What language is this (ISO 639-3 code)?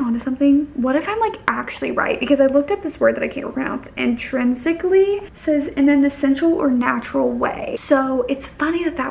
eng